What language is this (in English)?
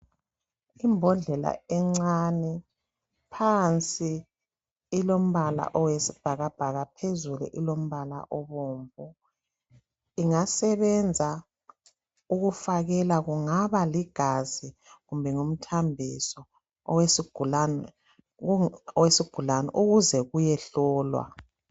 North Ndebele